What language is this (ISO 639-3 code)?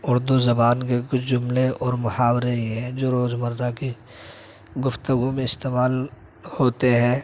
urd